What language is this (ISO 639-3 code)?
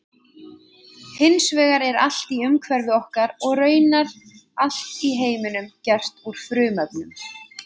isl